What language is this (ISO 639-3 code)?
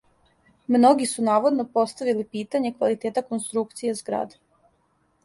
srp